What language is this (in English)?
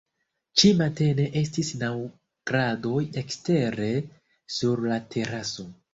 Esperanto